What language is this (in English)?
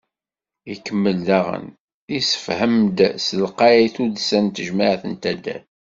Kabyle